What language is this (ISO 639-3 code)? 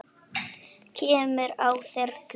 isl